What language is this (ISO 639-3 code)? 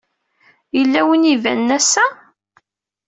kab